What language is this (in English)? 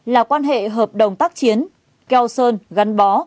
Vietnamese